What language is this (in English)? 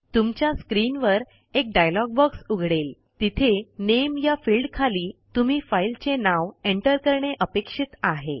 Marathi